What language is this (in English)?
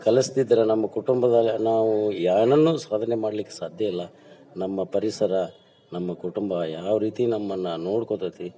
Kannada